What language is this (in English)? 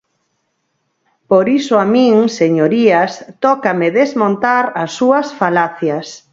Galician